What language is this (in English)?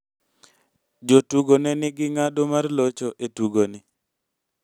Luo (Kenya and Tanzania)